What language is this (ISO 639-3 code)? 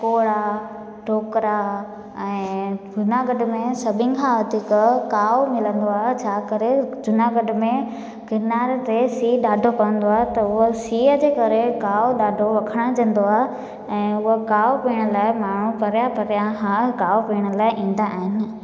snd